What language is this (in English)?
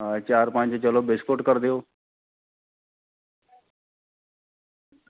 Dogri